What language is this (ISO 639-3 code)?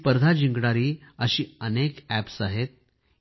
mar